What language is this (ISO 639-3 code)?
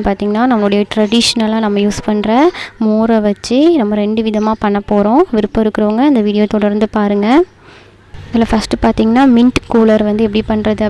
ind